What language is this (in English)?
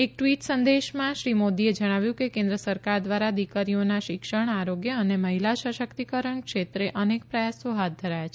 Gujarati